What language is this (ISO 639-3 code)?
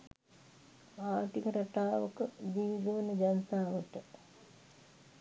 sin